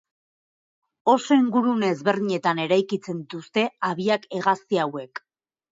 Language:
Basque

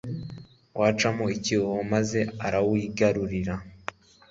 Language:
Kinyarwanda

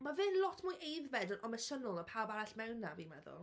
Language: Welsh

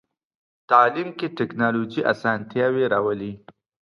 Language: Pashto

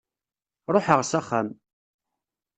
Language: Kabyle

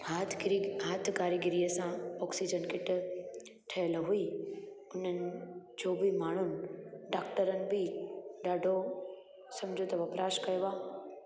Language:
Sindhi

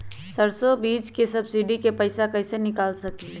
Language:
Magahi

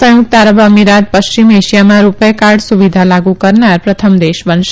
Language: Gujarati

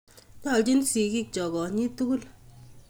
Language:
Kalenjin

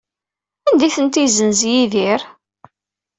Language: Kabyle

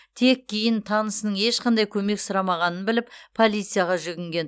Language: Kazakh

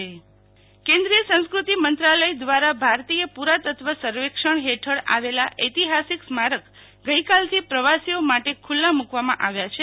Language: Gujarati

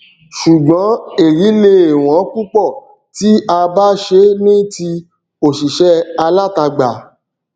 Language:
Yoruba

